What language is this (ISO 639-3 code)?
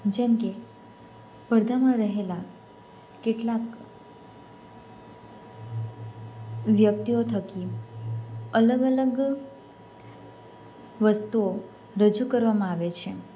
guj